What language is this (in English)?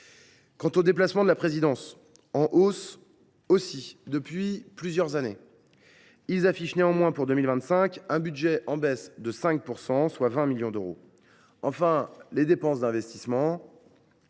French